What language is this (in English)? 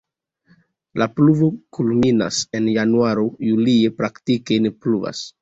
Esperanto